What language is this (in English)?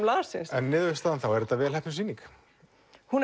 Icelandic